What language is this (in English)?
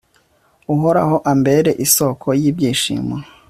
Kinyarwanda